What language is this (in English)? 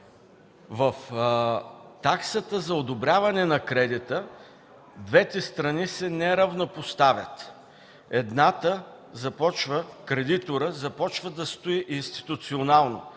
Bulgarian